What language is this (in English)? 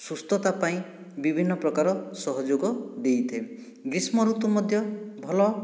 Odia